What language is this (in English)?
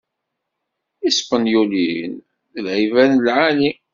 Kabyle